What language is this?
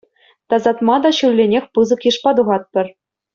Chuvash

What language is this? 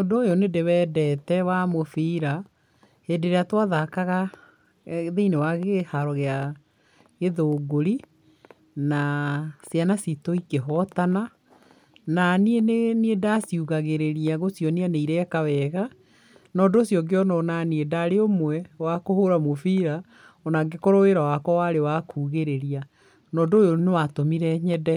Kikuyu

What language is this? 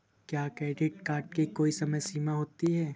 Hindi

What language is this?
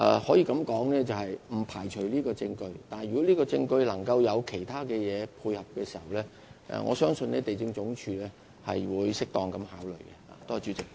Cantonese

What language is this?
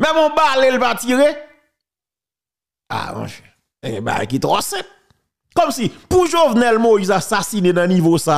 French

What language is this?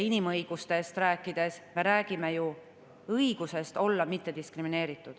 Estonian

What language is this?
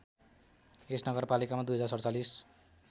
Nepali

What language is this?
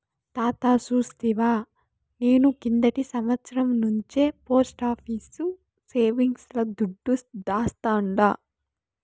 Telugu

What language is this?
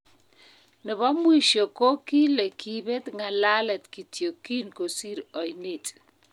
Kalenjin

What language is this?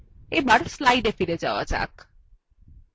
Bangla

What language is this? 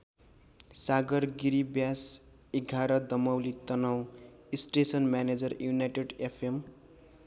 Nepali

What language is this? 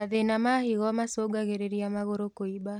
Kikuyu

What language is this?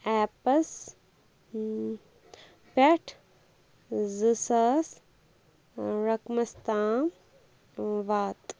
Kashmiri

